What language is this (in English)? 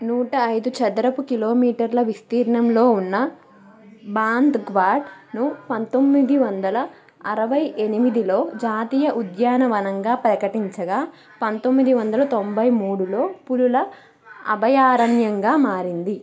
Telugu